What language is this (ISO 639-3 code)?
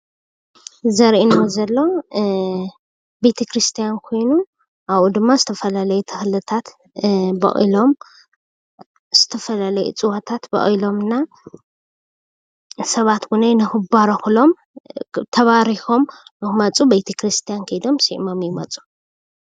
tir